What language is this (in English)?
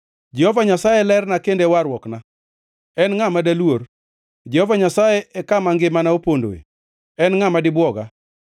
Luo (Kenya and Tanzania)